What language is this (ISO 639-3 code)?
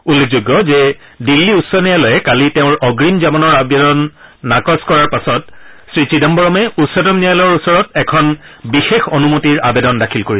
asm